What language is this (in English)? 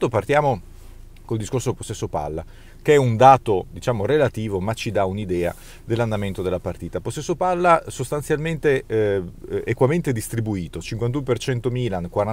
Italian